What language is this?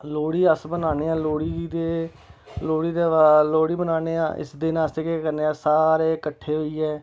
Dogri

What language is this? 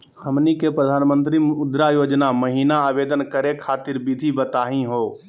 Magahi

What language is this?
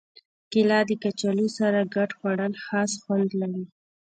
Pashto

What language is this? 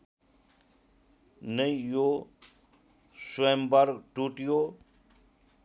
Nepali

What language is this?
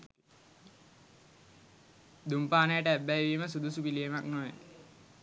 Sinhala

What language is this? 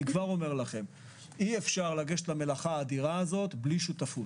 Hebrew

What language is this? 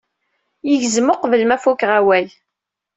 Kabyle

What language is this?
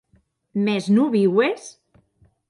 Occitan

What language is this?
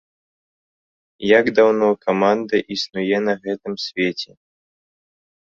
Belarusian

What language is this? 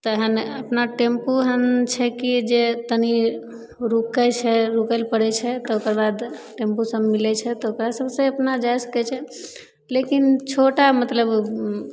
Maithili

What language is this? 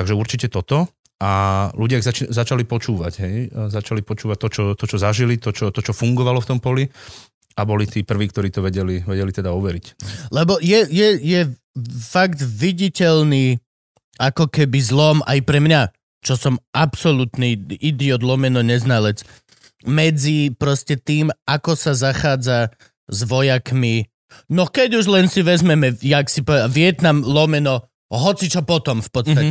Slovak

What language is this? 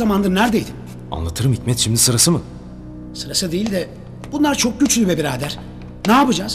Turkish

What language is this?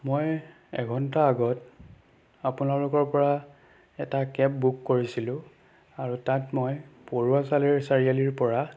Assamese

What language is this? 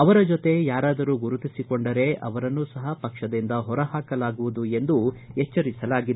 Kannada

